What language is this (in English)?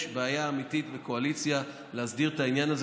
Hebrew